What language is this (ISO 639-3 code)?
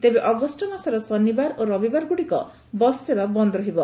ori